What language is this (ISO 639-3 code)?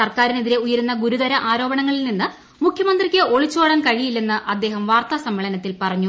mal